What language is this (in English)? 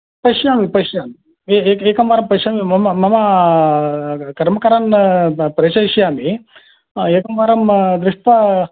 Sanskrit